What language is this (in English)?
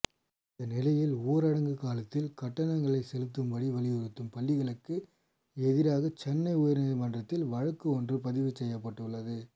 Tamil